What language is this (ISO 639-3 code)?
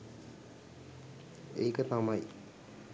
sin